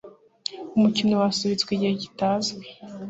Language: Kinyarwanda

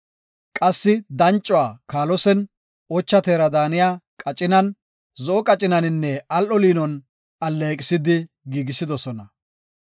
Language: Gofa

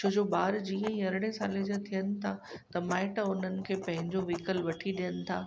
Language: Sindhi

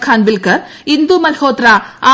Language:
Malayalam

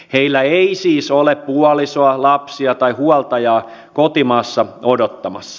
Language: Finnish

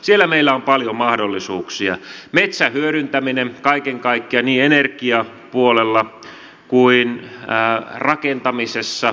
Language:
Finnish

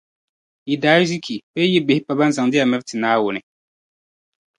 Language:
Dagbani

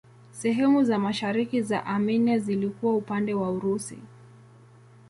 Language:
Swahili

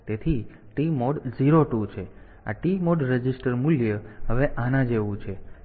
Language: Gujarati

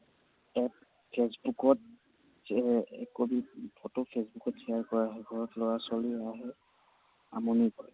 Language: Assamese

